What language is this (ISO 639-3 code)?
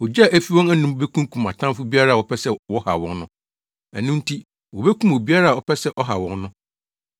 aka